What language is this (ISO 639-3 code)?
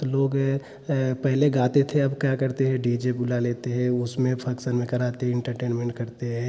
hin